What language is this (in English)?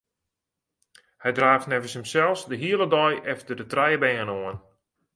Western Frisian